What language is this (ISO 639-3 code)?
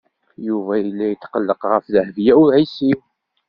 kab